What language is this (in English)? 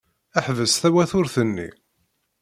Kabyle